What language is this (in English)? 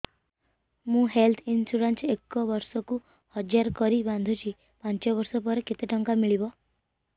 Odia